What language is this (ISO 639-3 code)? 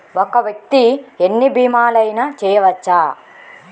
tel